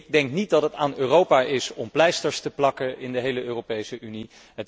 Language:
Dutch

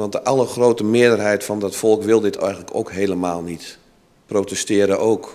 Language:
Dutch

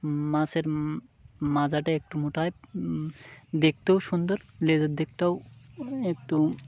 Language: Bangla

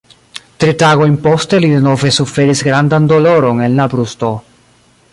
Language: Esperanto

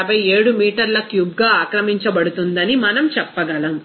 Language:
Telugu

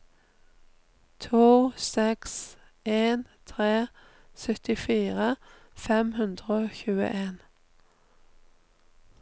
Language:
Norwegian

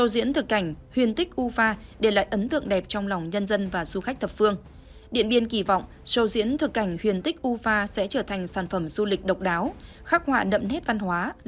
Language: Vietnamese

